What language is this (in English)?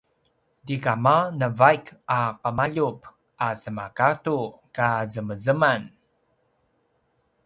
Paiwan